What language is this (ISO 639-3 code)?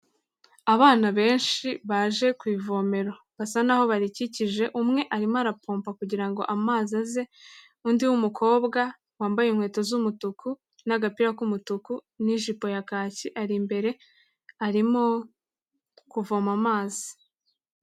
kin